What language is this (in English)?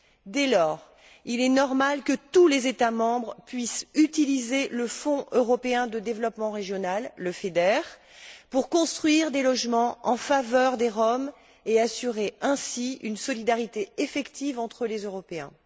French